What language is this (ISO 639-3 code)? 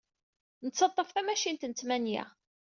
kab